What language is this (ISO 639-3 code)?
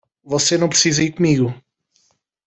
por